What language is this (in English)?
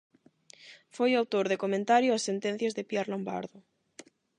Galician